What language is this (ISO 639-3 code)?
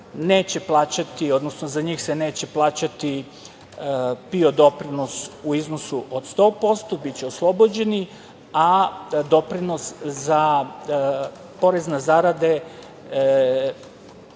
srp